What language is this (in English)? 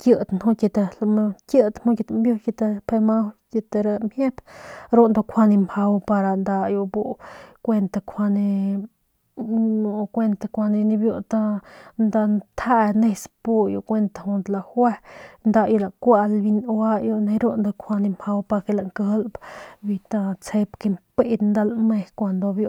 Northern Pame